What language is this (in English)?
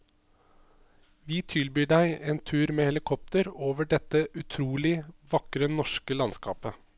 Norwegian